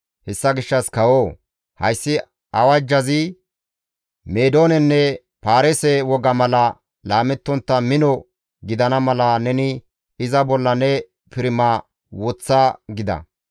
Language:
Gamo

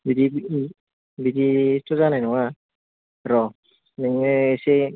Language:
Bodo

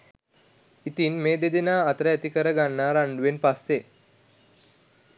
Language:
Sinhala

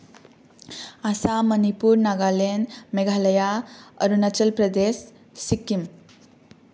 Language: Bodo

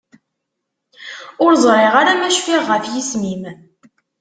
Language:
Kabyle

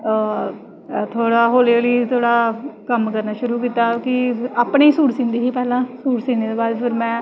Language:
Dogri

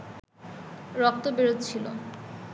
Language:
Bangla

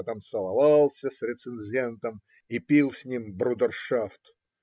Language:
Russian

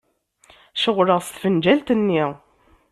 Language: Kabyle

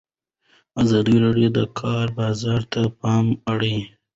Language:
Pashto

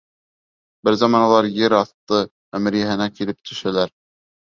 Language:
Bashkir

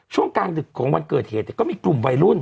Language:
Thai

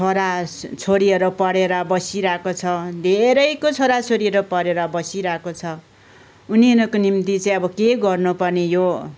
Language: Nepali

